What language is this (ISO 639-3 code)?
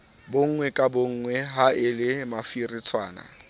sot